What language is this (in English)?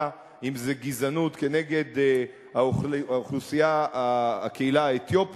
Hebrew